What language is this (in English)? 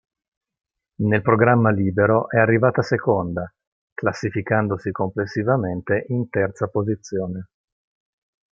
Italian